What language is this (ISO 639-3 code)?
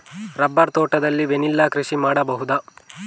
kan